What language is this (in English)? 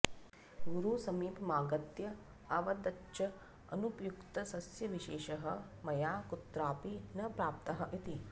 Sanskrit